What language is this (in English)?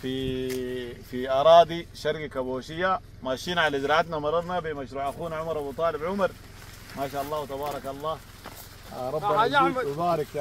Arabic